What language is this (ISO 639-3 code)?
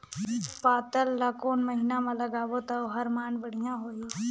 hne